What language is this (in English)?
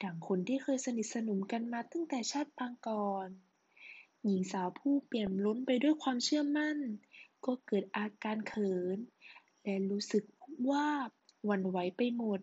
Thai